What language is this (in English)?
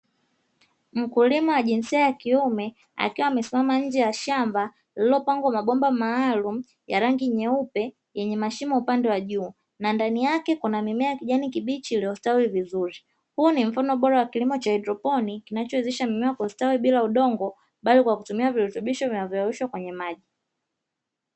Swahili